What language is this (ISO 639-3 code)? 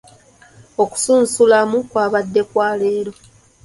lug